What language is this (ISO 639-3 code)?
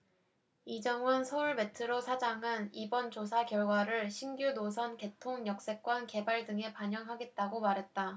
kor